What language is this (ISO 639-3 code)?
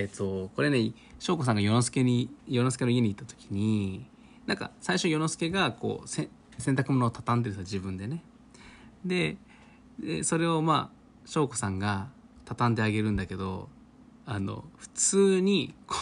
jpn